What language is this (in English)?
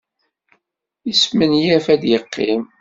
Kabyle